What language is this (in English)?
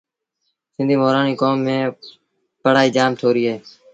Sindhi Bhil